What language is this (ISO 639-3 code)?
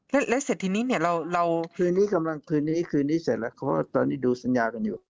tha